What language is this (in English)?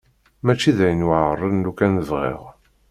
Kabyle